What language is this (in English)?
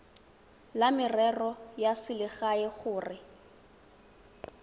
Tswana